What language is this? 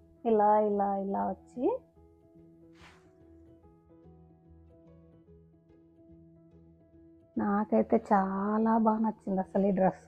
Hindi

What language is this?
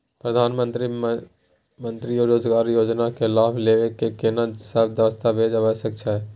Maithili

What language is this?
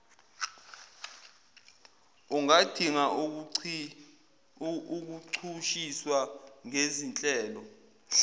Zulu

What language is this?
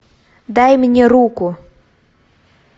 Russian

